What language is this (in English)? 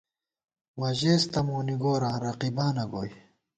Gawar-Bati